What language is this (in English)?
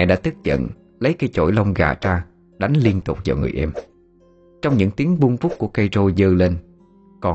Vietnamese